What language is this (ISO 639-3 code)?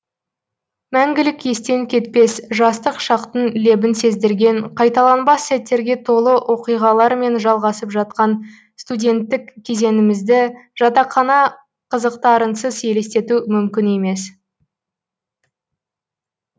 kaz